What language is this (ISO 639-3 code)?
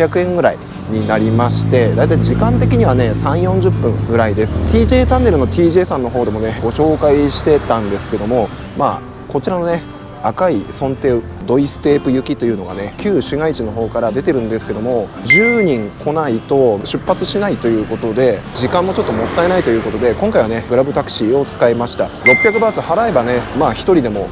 jpn